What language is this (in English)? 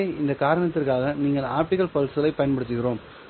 Tamil